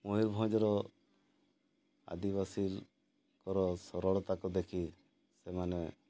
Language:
Odia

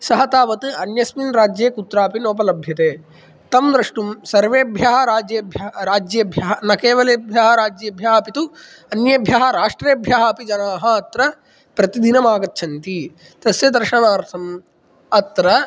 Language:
Sanskrit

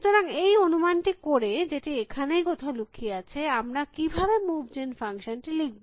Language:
Bangla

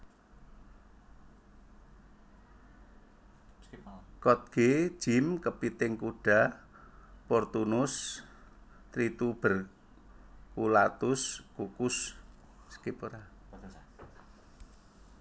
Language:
Javanese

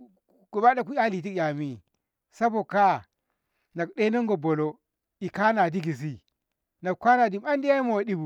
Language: Ngamo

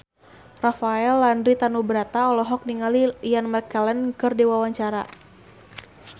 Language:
Sundanese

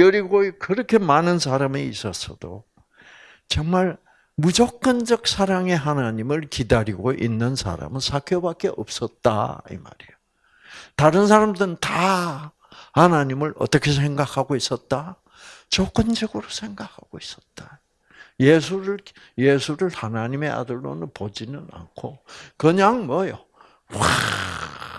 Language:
Korean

